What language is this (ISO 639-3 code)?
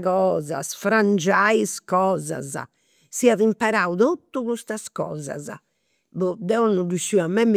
sro